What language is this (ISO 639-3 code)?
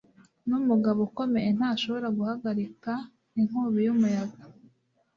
kin